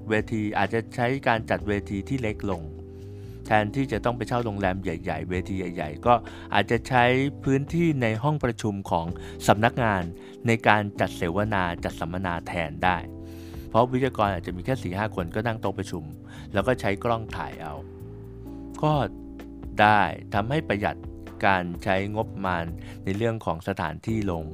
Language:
Thai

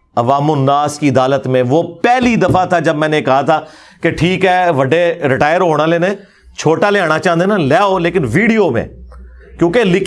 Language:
Urdu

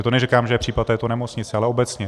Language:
Czech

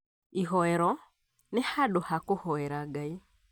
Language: Kikuyu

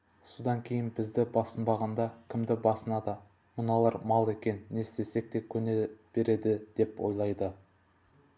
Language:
Kazakh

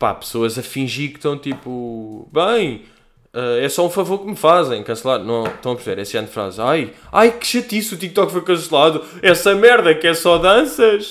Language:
Portuguese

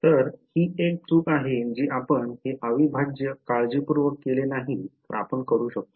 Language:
Marathi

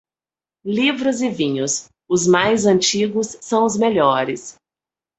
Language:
Portuguese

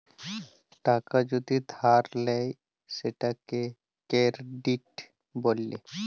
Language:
Bangla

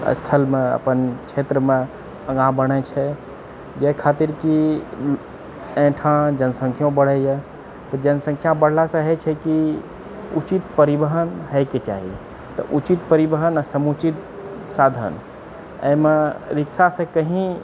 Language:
Maithili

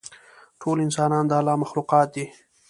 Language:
Pashto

